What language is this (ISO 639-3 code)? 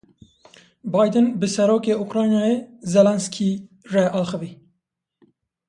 kur